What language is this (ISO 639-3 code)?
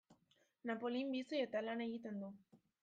eus